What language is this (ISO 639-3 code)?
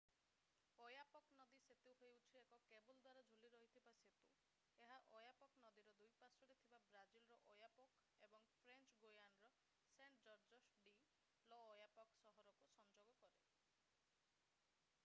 ori